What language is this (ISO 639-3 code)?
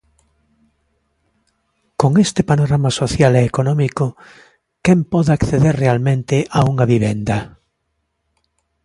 glg